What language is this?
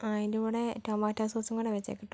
Malayalam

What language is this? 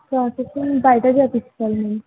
Telugu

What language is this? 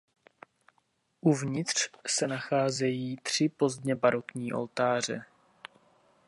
Czech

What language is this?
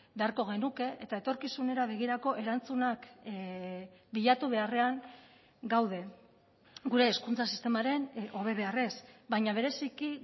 Basque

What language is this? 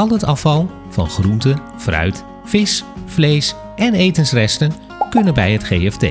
Dutch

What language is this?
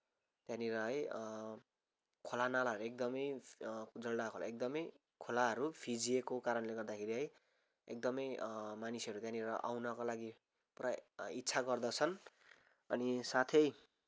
Nepali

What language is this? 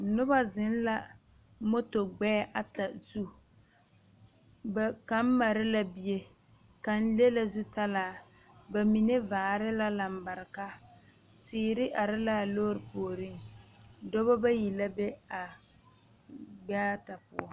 Southern Dagaare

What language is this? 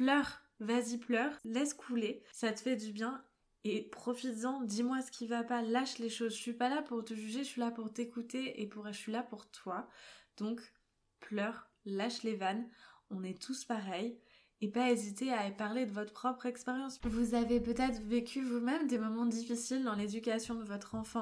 French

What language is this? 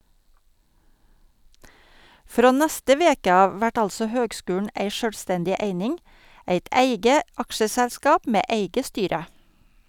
Norwegian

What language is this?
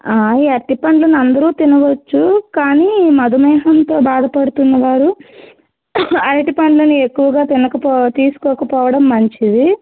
Telugu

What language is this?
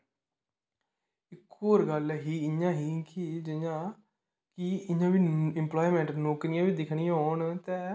Dogri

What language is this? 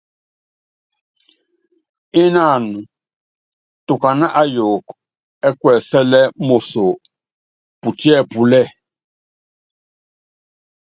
Yangben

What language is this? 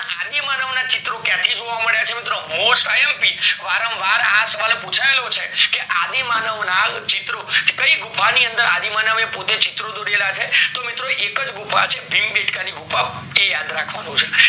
Gujarati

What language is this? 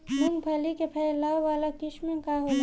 Bhojpuri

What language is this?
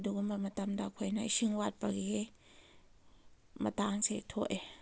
Manipuri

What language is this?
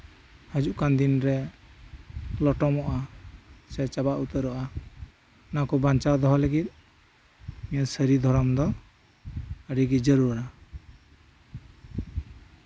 Santali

